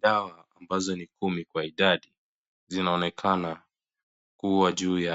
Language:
Swahili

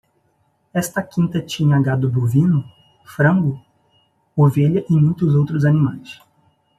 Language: Portuguese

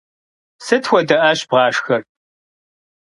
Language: Kabardian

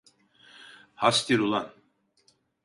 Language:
Turkish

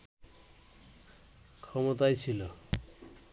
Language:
Bangla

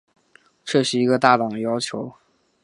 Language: Chinese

